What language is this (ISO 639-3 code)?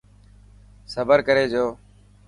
mki